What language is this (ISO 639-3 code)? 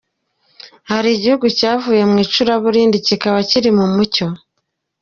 kin